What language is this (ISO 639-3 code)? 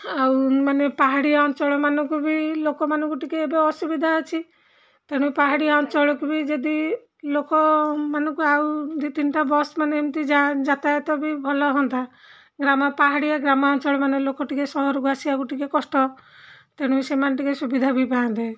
ori